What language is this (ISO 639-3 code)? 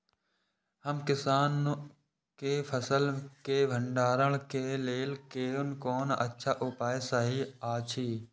mai